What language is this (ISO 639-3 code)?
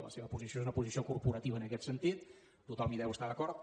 cat